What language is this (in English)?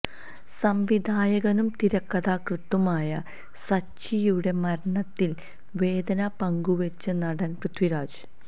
Malayalam